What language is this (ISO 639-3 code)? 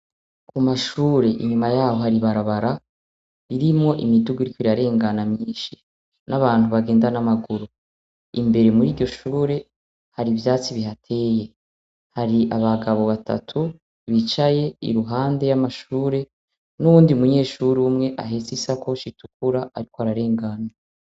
run